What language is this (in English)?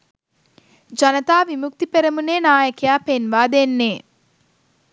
Sinhala